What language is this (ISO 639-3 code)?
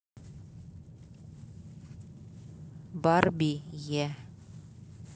rus